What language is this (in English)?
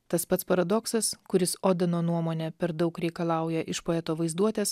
Lithuanian